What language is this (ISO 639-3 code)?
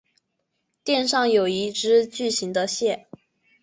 zho